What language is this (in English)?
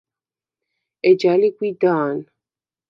Svan